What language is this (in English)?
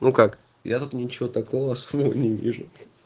Russian